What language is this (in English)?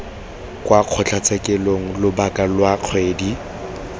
Tswana